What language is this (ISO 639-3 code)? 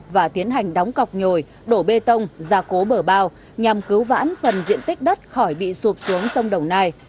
vie